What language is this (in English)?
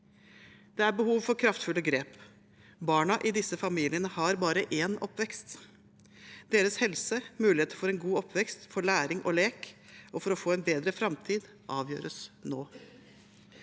Norwegian